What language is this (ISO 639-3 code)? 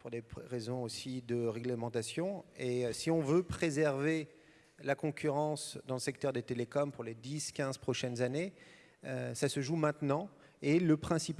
fra